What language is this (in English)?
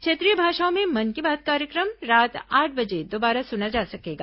Hindi